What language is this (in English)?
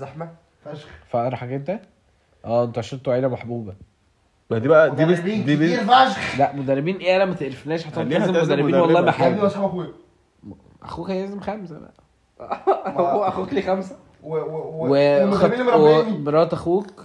Arabic